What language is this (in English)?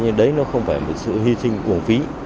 Vietnamese